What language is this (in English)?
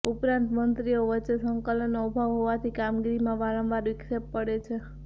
Gujarati